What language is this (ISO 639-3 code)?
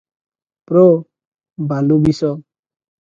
ori